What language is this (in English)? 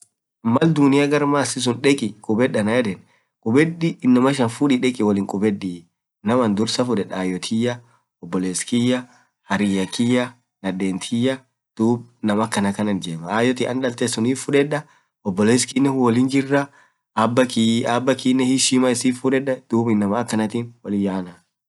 Orma